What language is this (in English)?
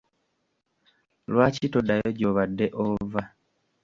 Ganda